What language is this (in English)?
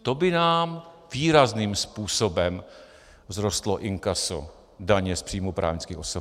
Czech